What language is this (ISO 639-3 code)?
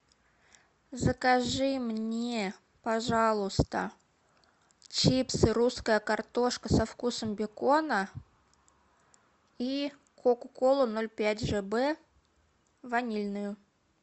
rus